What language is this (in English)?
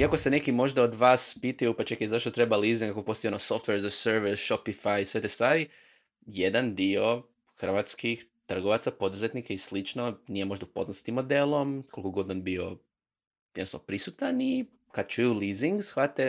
Croatian